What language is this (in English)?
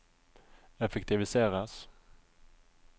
Norwegian